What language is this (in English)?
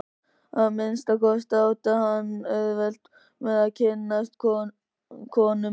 Icelandic